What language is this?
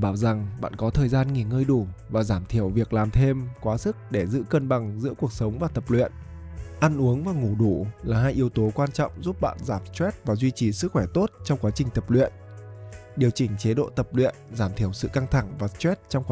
Vietnamese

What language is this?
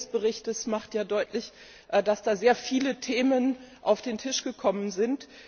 German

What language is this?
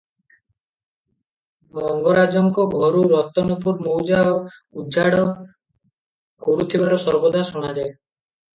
Odia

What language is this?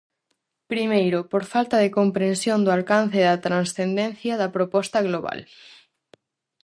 Galician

